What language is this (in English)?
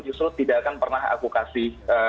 Indonesian